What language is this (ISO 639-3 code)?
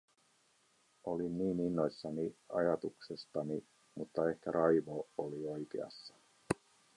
fin